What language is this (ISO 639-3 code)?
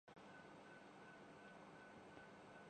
urd